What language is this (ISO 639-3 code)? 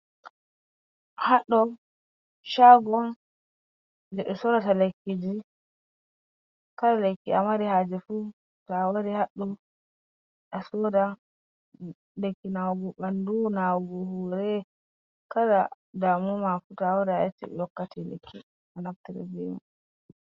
ful